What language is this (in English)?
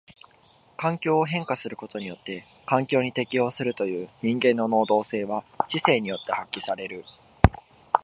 Japanese